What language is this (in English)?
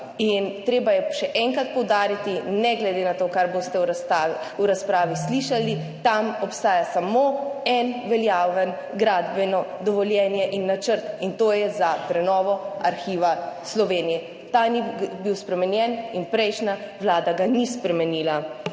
Slovenian